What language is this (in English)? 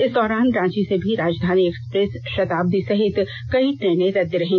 Hindi